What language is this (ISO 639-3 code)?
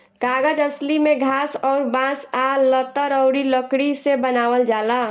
bho